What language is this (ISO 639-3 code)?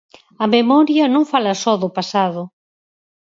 glg